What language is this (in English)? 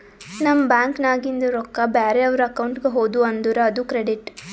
Kannada